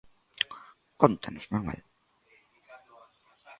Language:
Galician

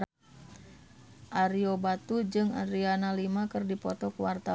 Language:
Sundanese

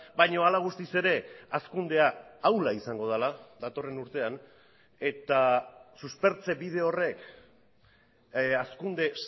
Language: Basque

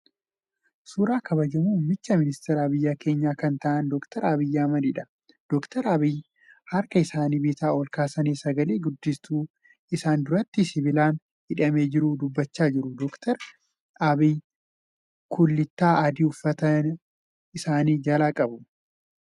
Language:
Oromo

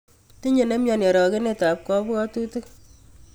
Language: Kalenjin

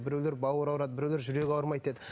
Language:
Kazakh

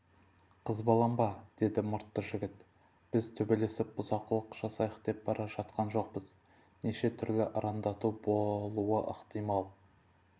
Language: Kazakh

